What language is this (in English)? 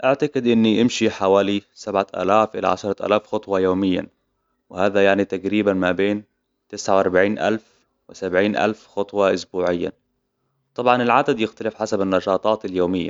Hijazi Arabic